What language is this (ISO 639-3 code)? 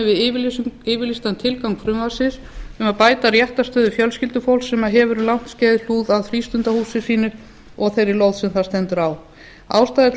isl